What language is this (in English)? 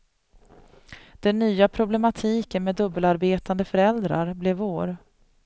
Swedish